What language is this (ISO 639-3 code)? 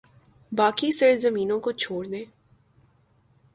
urd